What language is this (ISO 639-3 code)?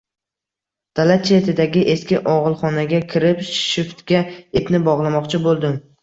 uzb